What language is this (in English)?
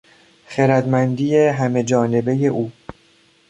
Persian